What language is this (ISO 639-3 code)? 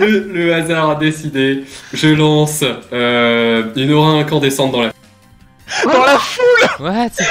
fra